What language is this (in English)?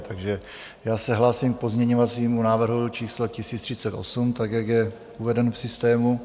Czech